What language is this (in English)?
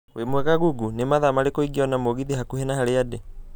Kikuyu